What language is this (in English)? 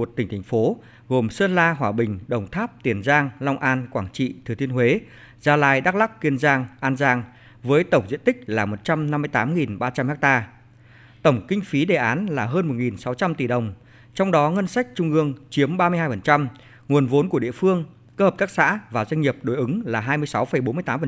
Vietnamese